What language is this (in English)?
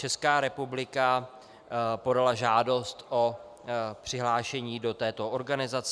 Czech